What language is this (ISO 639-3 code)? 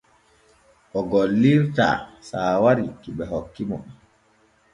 fue